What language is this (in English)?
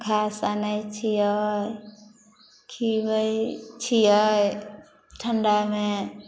Maithili